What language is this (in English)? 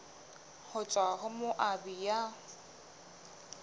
Southern Sotho